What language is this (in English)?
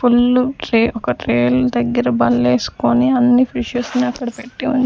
Telugu